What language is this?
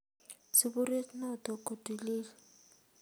Kalenjin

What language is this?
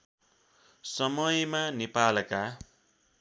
Nepali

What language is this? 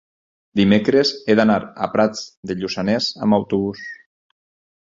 Catalan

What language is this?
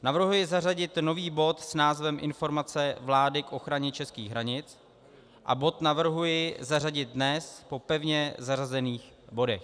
Czech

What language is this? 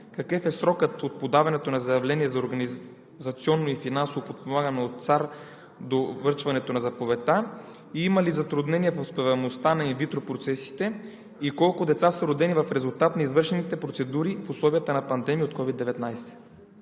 Bulgarian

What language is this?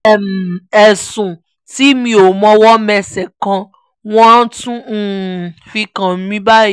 Yoruba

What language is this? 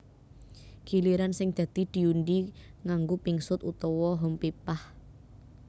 Javanese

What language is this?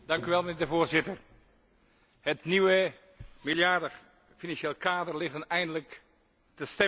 Dutch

